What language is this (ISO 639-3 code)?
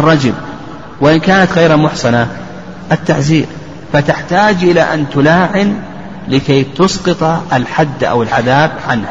ara